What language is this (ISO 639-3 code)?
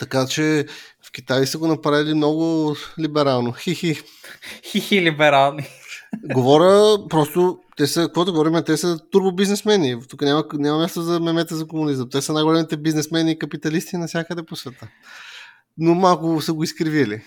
bul